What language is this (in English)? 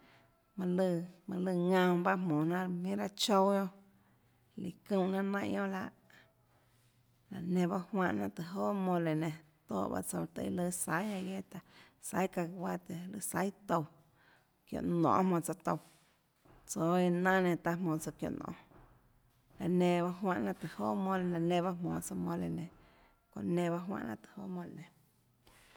Tlacoatzintepec Chinantec